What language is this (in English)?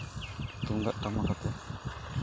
Santali